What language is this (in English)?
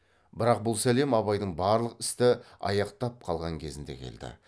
Kazakh